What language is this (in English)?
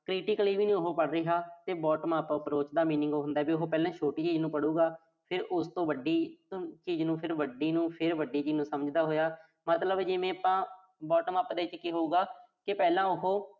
Punjabi